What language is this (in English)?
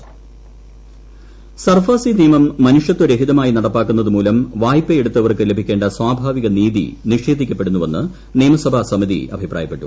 Malayalam